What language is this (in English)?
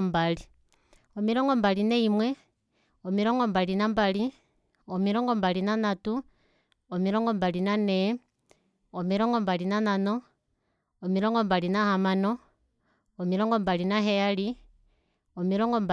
Kuanyama